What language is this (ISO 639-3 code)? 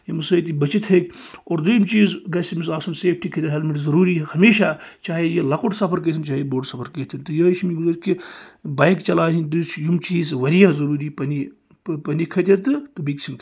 kas